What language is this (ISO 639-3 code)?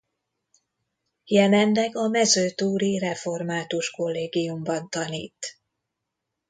hun